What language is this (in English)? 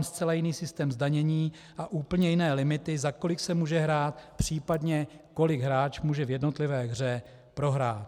Czech